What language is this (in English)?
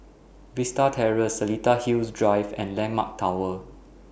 English